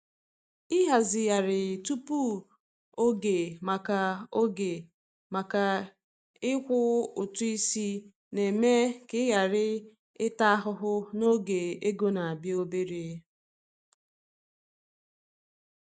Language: Igbo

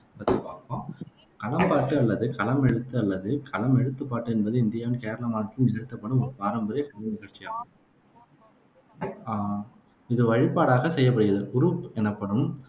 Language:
Tamil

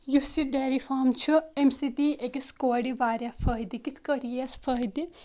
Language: Kashmiri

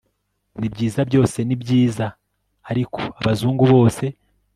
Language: Kinyarwanda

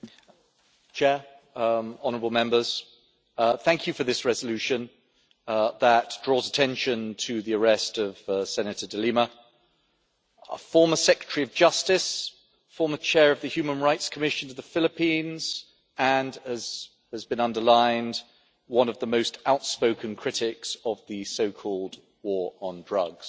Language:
English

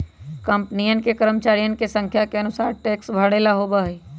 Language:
Magahi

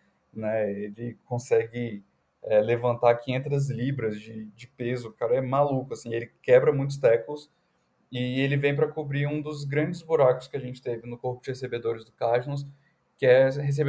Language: Portuguese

